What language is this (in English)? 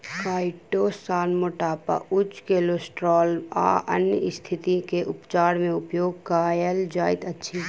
Maithili